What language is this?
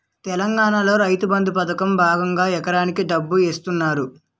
Telugu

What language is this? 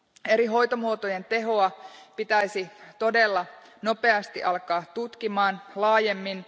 Finnish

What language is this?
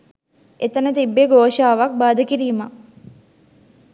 Sinhala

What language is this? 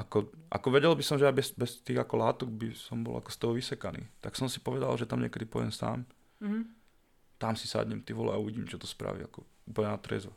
Slovak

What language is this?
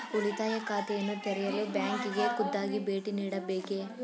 Kannada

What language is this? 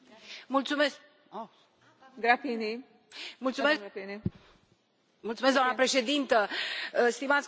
Romanian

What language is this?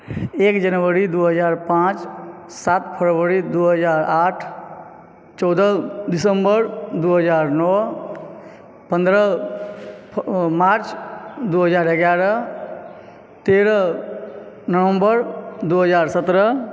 Maithili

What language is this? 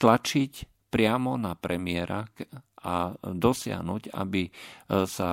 Slovak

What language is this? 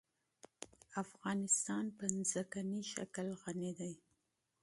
Pashto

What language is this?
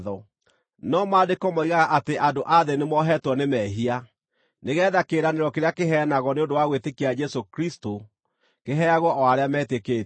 Kikuyu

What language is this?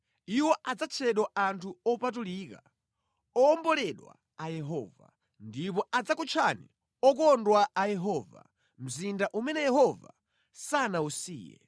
Nyanja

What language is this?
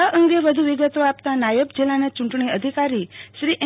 Gujarati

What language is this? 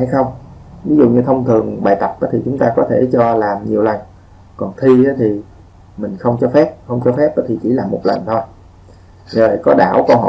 Vietnamese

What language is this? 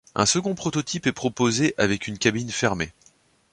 French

